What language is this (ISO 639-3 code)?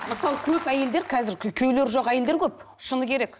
kaz